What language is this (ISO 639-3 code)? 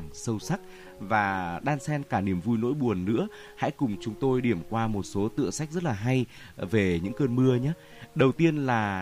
vie